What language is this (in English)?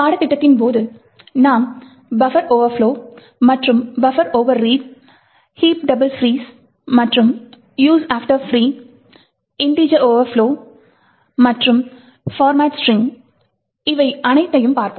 Tamil